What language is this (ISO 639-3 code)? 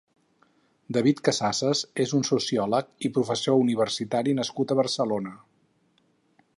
cat